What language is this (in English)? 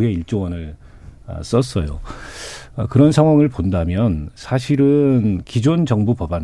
Korean